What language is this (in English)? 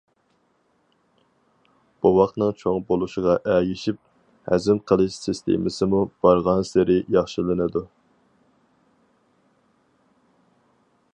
Uyghur